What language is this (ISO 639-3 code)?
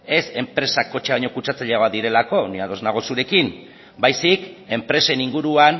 eus